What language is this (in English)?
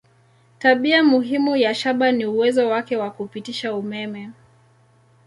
Swahili